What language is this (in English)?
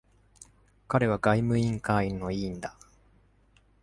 Japanese